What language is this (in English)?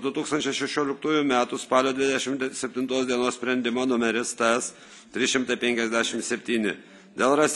Lithuanian